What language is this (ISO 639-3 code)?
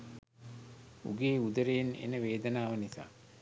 sin